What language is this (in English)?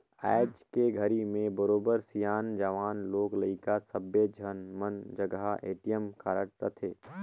Chhattisgarhi